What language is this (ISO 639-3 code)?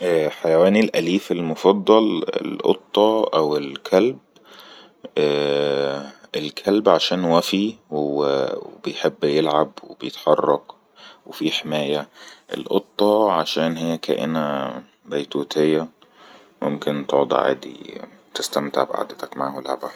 arz